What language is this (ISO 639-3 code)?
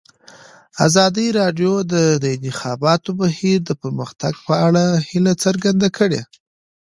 pus